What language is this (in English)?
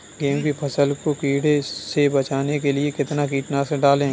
Hindi